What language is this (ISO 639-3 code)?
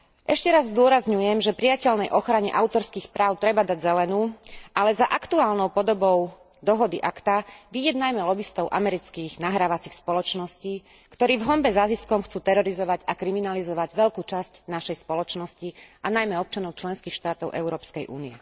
slk